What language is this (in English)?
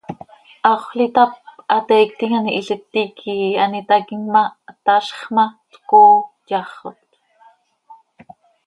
Seri